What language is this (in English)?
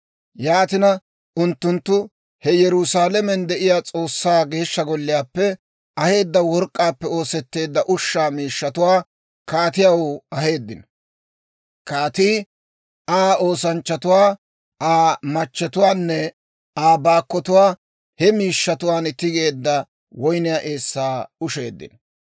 Dawro